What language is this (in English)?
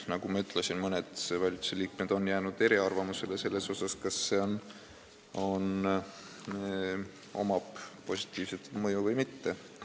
Estonian